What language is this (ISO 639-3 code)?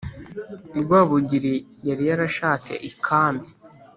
kin